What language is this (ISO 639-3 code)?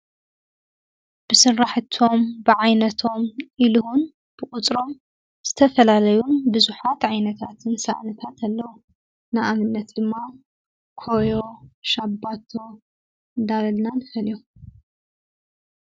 tir